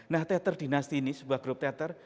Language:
Indonesian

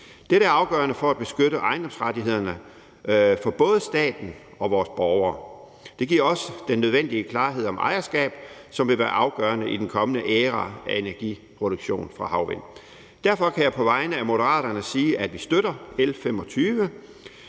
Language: Danish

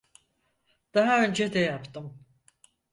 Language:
Turkish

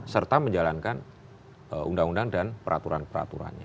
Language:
Indonesian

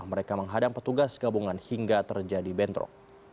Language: Indonesian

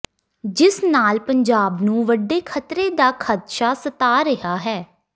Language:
Punjabi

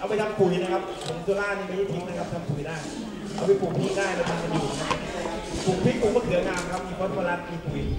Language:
Thai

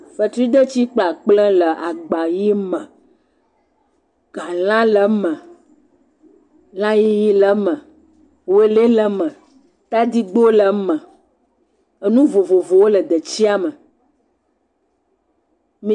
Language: Ewe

